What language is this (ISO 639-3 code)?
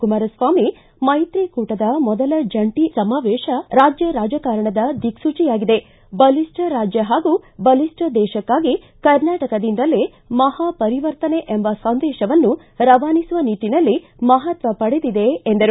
kan